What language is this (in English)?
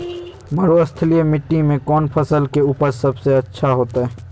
Magahi